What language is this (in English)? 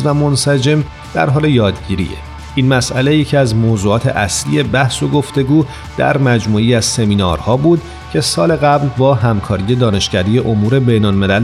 Persian